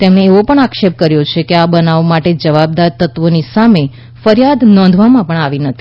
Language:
Gujarati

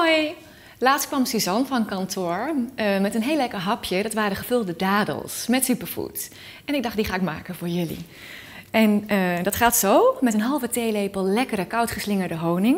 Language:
Dutch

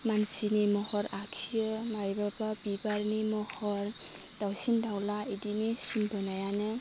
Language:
Bodo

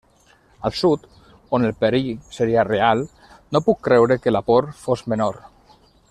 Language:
Catalan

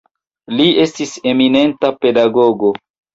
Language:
Esperanto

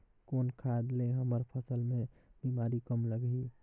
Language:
Chhattisgarhi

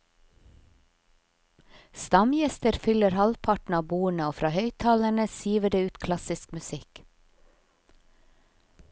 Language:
Norwegian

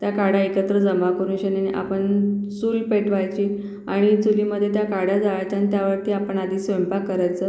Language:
Marathi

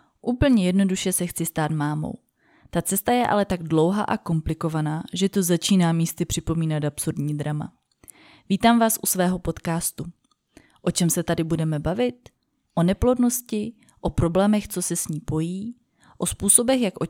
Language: Czech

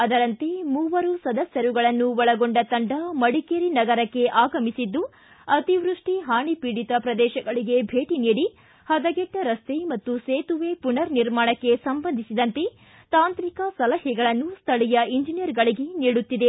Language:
Kannada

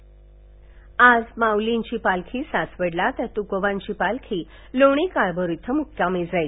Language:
Marathi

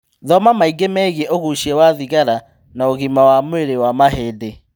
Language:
Kikuyu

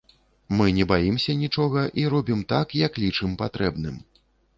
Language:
Belarusian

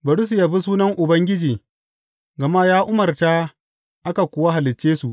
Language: Hausa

